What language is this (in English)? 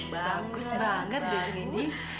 Indonesian